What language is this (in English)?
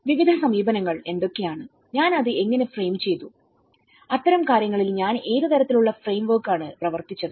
Malayalam